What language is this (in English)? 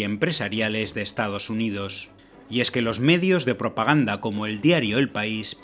Spanish